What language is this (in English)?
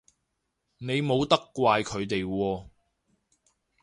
Cantonese